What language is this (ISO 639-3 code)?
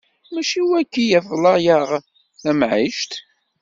kab